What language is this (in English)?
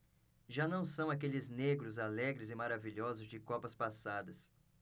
Portuguese